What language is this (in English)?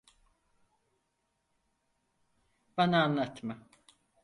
Turkish